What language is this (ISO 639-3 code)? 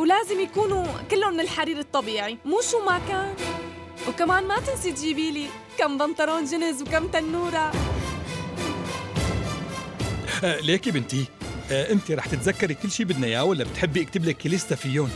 ara